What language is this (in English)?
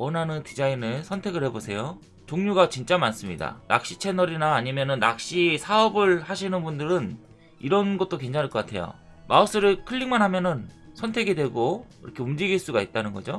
Korean